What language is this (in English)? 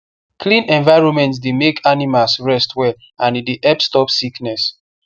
Nigerian Pidgin